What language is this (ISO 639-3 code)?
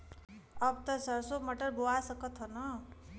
bho